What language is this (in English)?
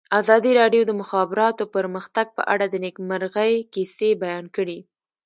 Pashto